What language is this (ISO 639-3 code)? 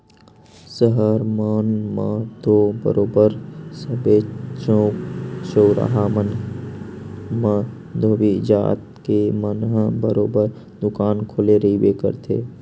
hne